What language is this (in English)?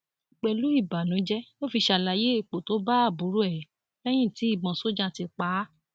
Yoruba